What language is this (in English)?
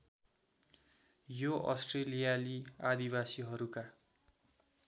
Nepali